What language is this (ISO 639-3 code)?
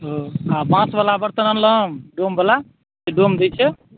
mai